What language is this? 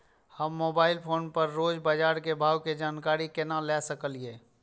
Maithili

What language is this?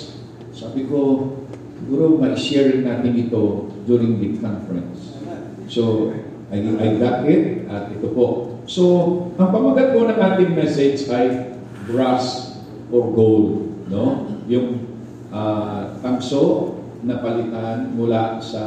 Filipino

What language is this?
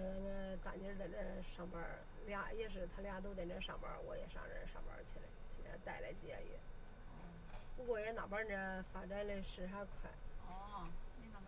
Chinese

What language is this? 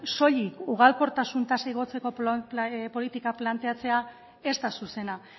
Basque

